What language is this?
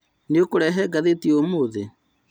Kikuyu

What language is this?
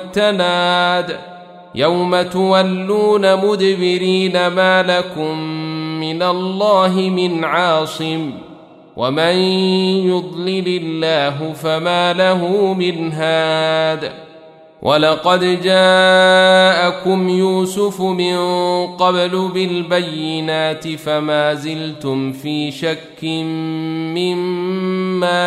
Arabic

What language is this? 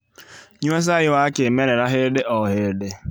Kikuyu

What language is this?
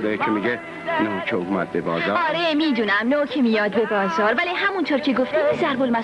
Persian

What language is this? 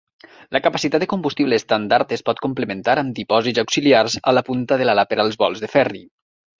Catalan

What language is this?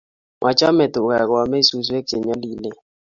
Kalenjin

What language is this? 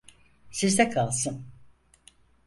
Turkish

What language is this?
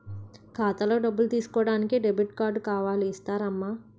Telugu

